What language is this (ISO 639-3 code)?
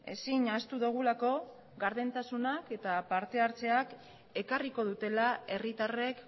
eus